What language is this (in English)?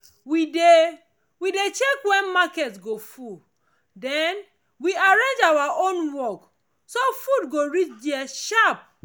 Nigerian Pidgin